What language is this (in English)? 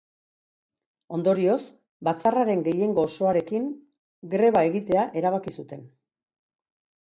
Basque